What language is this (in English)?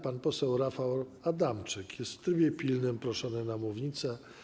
Polish